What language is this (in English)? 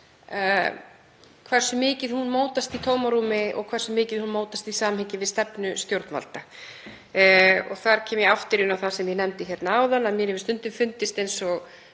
Icelandic